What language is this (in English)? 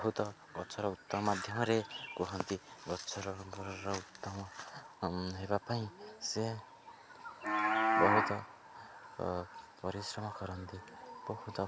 Odia